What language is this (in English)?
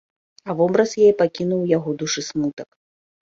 Belarusian